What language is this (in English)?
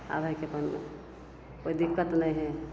Maithili